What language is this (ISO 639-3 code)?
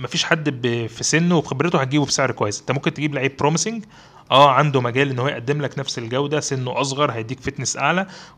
ara